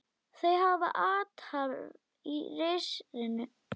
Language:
Icelandic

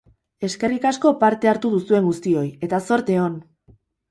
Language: Basque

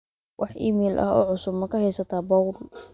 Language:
Somali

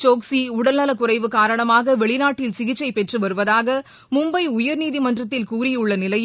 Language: Tamil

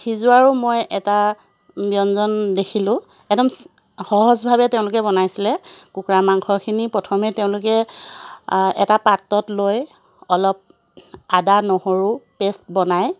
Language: Assamese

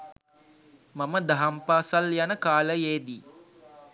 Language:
Sinhala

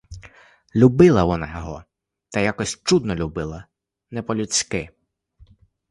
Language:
Ukrainian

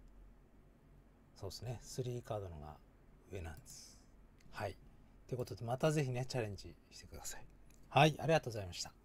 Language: Japanese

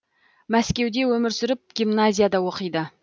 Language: Kazakh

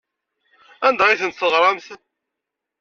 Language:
Kabyle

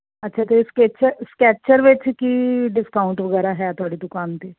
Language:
Punjabi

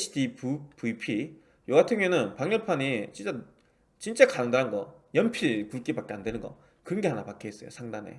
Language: Korean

